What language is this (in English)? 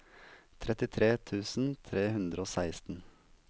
Norwegian